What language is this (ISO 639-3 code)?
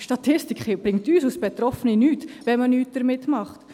gsw